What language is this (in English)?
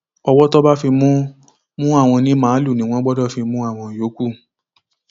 Yoruba